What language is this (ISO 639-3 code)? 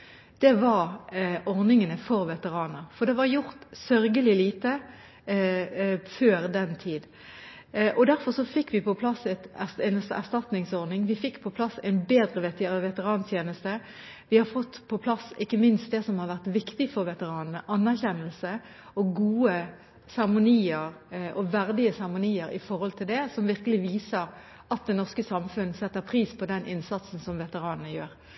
nob